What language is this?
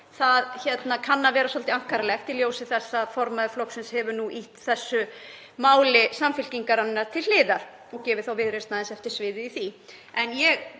Icelandic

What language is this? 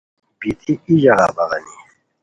Khowar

